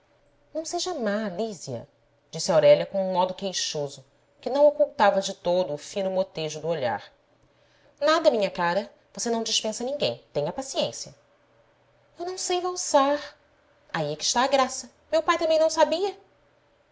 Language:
Portuguese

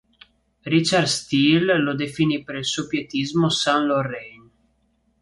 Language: Italian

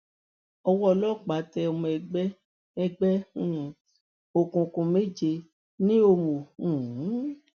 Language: Yoruba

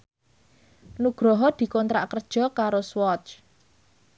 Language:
Javanese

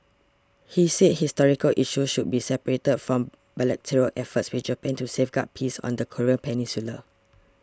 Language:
English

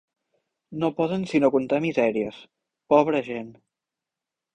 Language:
Catalan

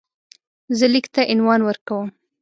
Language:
Pashto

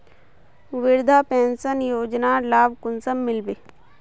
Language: Magahi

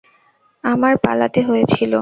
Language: Bangla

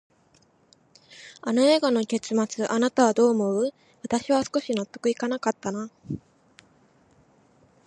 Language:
Japanese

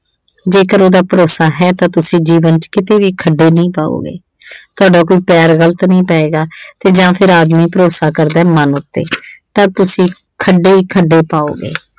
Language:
Punjabi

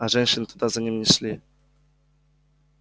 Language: Russian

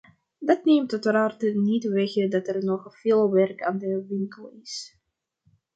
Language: Dutch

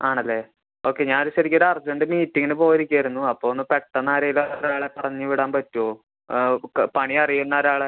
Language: Malayalam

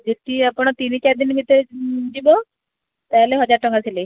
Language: Odia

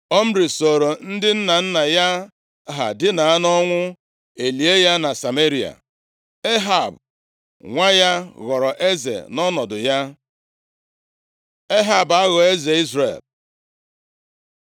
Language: Igbo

